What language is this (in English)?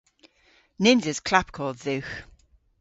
Cornish